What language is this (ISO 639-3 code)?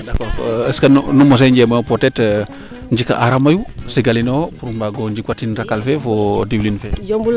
srr